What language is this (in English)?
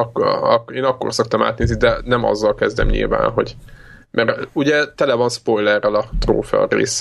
Hungarian